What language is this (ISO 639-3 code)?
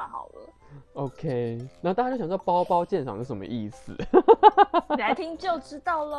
zho